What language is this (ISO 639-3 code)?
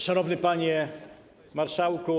pol